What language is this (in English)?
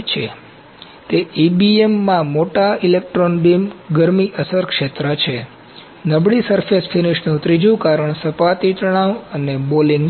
Gujarati